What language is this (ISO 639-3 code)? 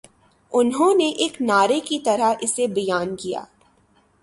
urd